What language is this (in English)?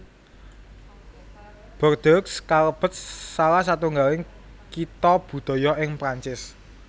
Javanese